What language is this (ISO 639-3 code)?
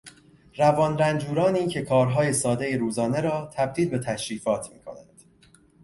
fas